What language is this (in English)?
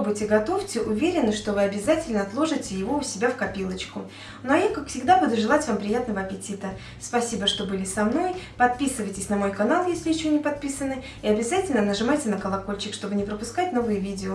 Russian